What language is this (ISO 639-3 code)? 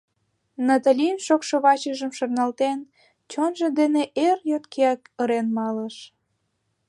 chm